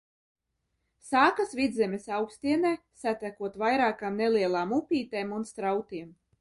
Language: Latvian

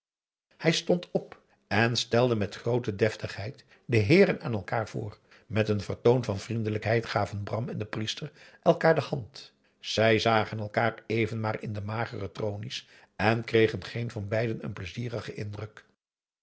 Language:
Dutch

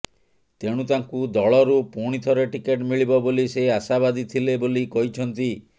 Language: Odia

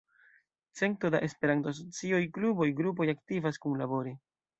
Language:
Esperanto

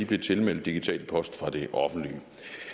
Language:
Danish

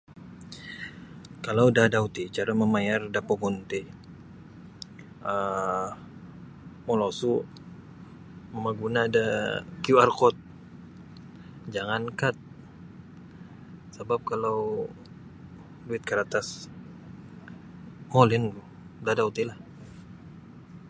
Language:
Sabah Bisaya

